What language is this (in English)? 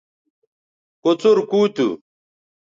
Bateri